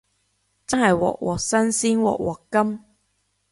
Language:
Cantonese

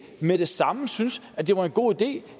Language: Danish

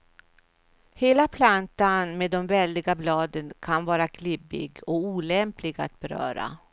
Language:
Swedish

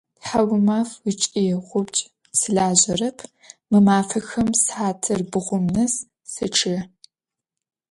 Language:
Adyghe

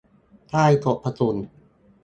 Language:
Thai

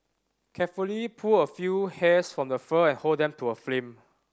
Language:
English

